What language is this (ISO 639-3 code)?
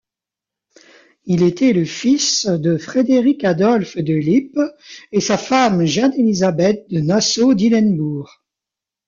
fra